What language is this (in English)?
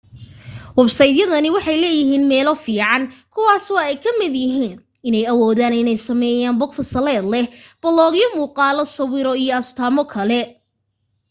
Somali